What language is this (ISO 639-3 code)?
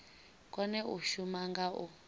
ven